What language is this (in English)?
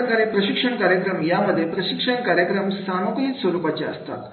Marathi